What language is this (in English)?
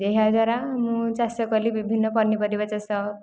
Odia